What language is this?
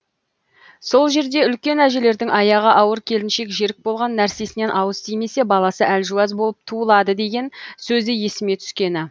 Kazakh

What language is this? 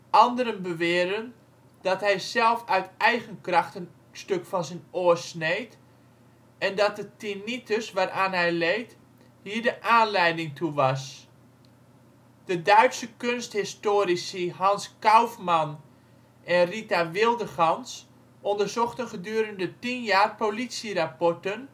Dutch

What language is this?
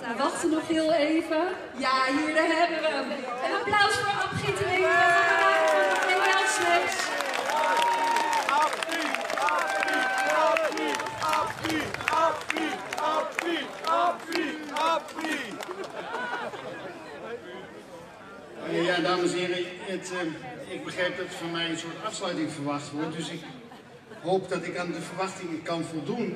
Dutch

